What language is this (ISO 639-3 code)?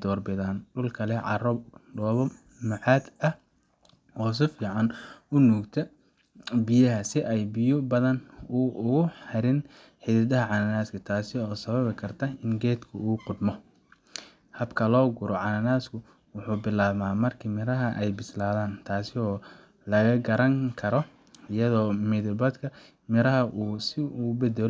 som